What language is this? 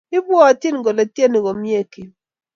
Kalenjin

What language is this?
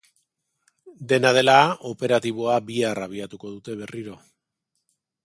Basque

